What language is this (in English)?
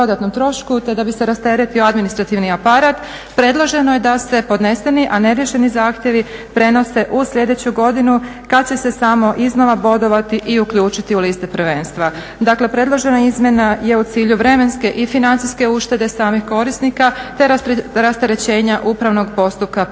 Croatian